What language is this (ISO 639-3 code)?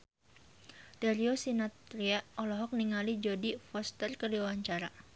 sun